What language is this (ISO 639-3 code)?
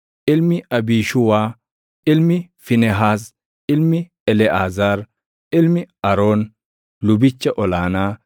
orm